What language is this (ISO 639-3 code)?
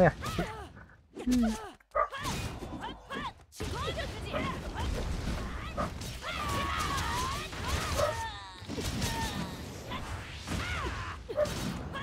ind